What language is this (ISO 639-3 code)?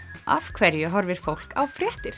isl